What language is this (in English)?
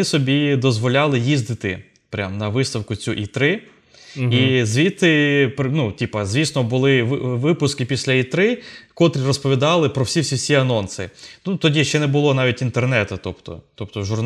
Ukrainian